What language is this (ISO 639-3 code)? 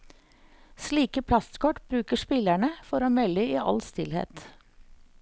nor